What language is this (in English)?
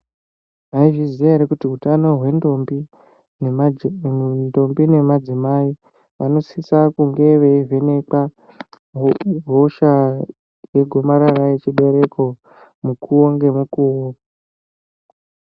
Ndau